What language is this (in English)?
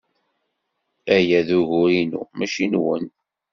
Kabyle